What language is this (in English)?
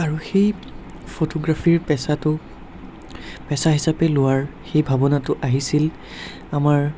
Assamese